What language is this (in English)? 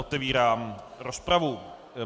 Czech